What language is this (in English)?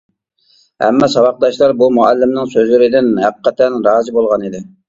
Uyghur